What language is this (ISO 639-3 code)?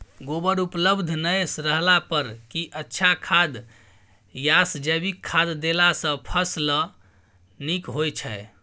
mai